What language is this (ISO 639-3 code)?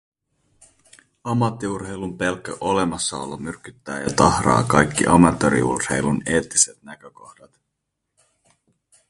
fin